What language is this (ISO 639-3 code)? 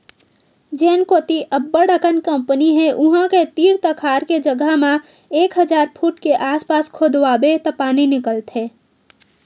hne